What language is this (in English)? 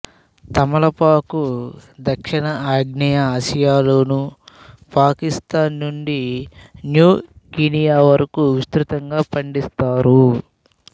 Telugu